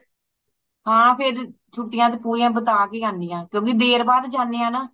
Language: Punjabi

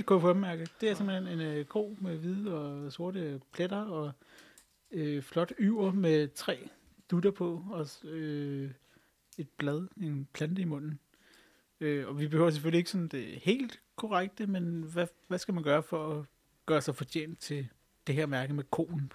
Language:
Danish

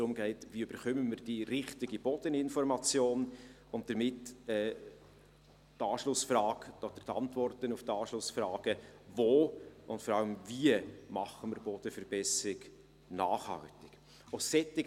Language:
Swiss German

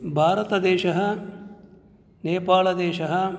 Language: Sanskrit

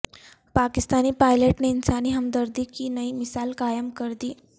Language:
Urdu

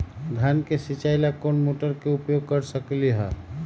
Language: Magahi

